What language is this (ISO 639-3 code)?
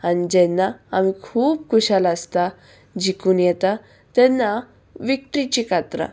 kok